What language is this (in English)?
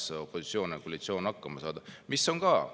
Estonian